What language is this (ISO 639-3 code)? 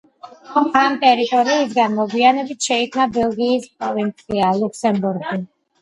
kat